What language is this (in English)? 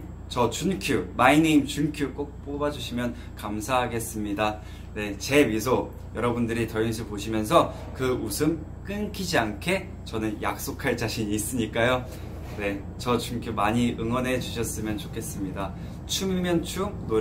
Korean